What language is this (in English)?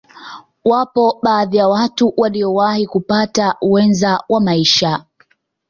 Swahili